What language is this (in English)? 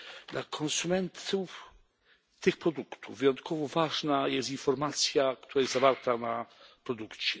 Polish